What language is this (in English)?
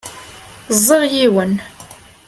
Kabyle